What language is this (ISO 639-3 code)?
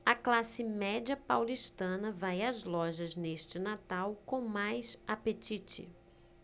por